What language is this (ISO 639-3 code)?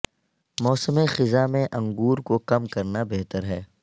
urd